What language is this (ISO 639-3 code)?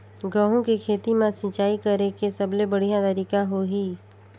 hne